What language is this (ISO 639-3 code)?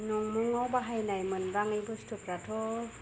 brx